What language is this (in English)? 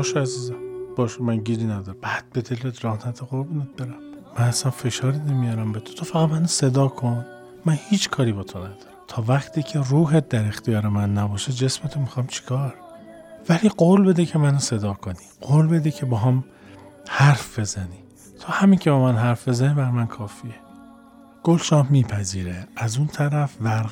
Persian